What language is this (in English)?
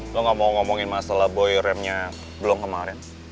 Indonesian